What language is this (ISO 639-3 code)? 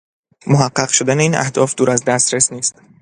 fas